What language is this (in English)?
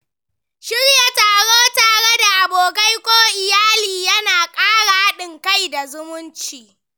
Hausa